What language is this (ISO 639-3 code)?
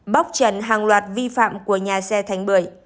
vie